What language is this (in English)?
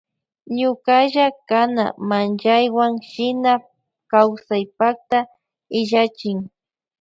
Loja Highland Quichua